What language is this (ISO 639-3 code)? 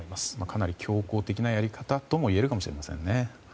jpn